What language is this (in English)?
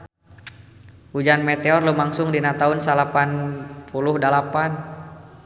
Sundanese